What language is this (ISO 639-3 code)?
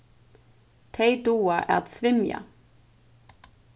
fao